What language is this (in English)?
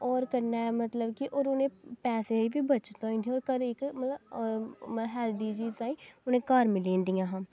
Dogri